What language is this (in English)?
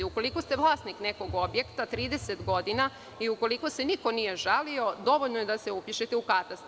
Serbian